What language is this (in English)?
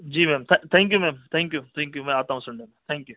Urdu